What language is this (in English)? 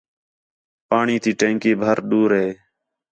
Khetrani